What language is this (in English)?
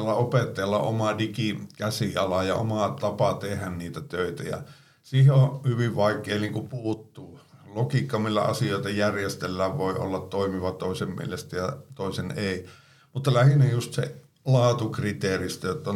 Finnish